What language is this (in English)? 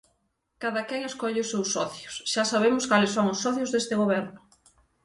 Galician